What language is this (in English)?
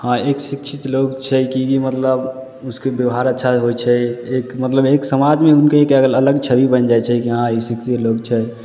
Maithili